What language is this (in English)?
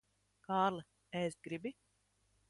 Latvian